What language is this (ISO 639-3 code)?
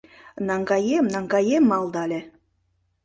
chm